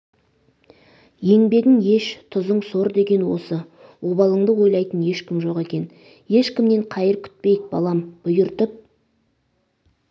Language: Kazakh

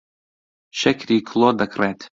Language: Central Kurdish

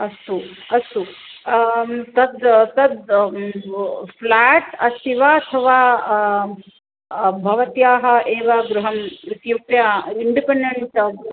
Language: Sanskrit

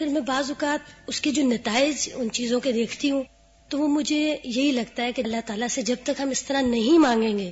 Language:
Urdu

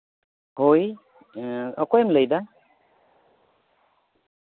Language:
Santali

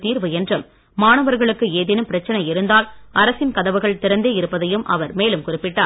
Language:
Tamil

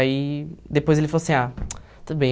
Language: Portuguese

